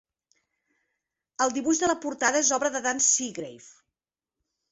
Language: Catalan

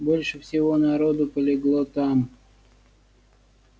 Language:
Russian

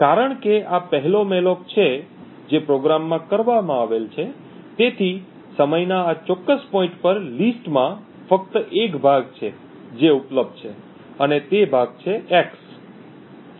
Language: Gujarati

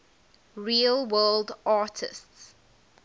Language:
English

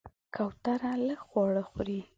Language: Pashto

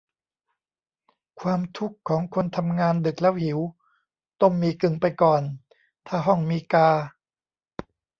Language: Thai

